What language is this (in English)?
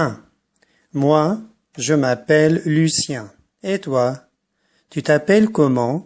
French